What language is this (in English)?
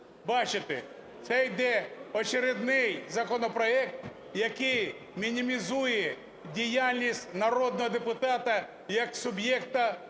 Ukrainian